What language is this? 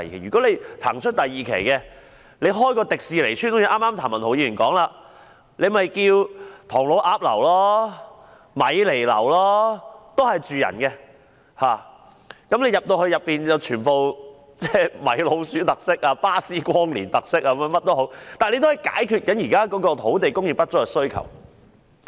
Cantonese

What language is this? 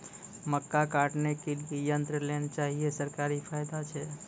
Maithili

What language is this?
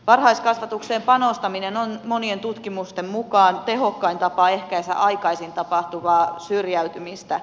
Finnish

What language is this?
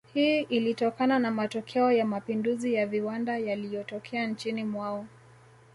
Swahili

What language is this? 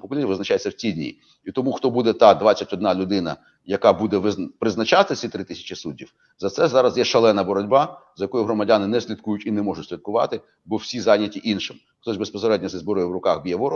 Ukrainian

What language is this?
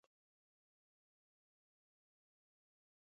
Pashto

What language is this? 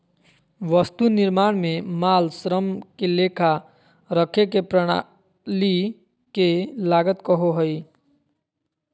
Magahi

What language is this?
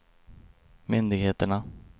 Swedish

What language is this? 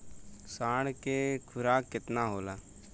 Bhojpuri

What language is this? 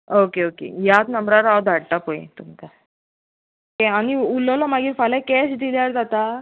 Konkani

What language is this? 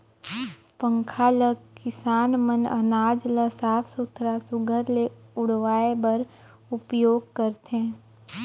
Chhattisgarhi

